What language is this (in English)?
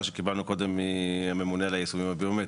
Hebrew